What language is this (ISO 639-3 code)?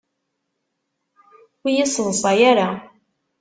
kab